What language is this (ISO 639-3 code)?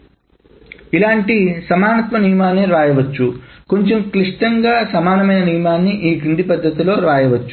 tel